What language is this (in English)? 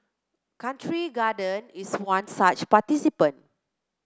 English